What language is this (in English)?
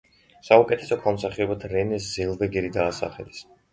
Georgian